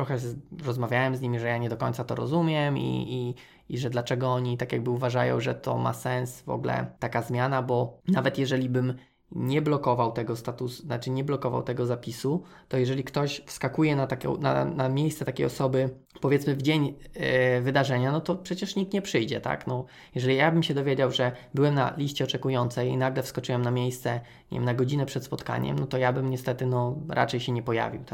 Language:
Polish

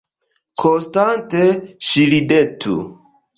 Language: Esperanto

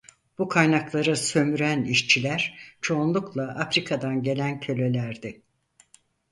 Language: Turkish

